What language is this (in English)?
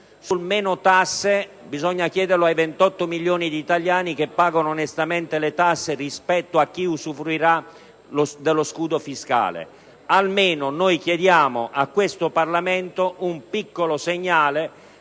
Italian